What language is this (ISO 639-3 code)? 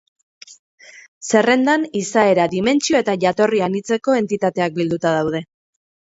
eus